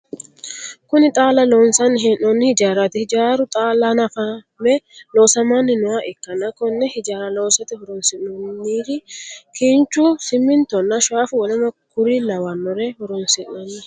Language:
Sidamo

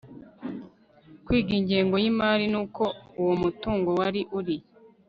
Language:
Kinyarwanda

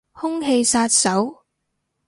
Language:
Cantonese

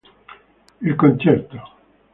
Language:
Italian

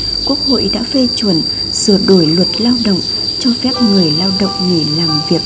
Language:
Vietnamese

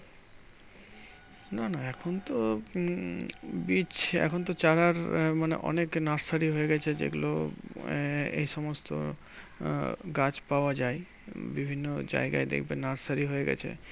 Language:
Bangla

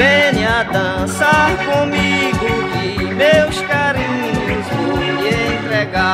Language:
Portuguese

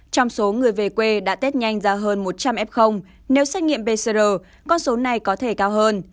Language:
Vietnamese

